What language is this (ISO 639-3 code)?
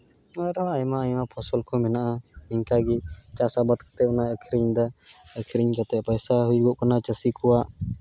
sat